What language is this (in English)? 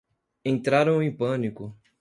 Portuguese